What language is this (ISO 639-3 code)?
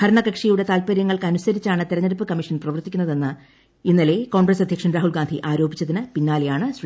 mal